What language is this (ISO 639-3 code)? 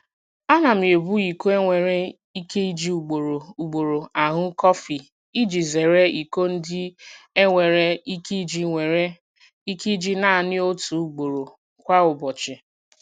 ibo